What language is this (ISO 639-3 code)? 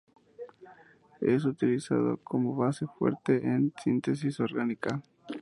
spa